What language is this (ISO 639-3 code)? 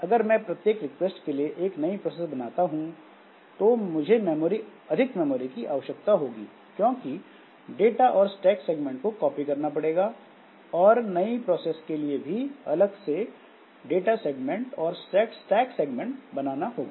hin